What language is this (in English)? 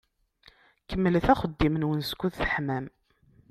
Kabyle